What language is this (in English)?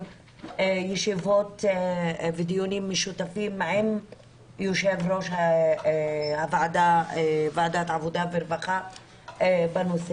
Hebrew